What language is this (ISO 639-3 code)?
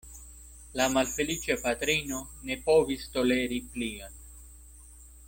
epo